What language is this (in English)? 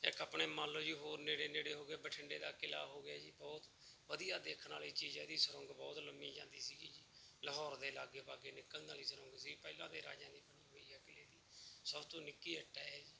Punjabi